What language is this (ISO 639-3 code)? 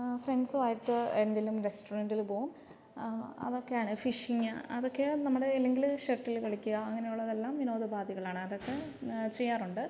mal